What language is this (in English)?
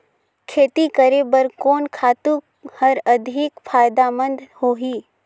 Chhattisgarhi